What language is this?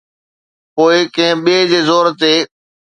Sindhi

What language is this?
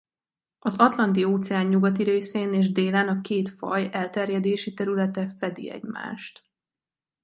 Hungarian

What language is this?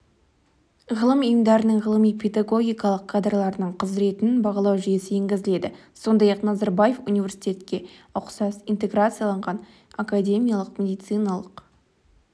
Kazakh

